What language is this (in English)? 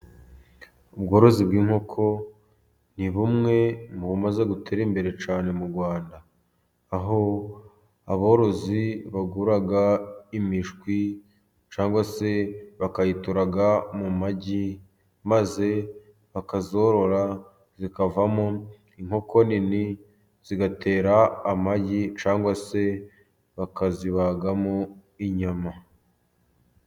Kinyarwanda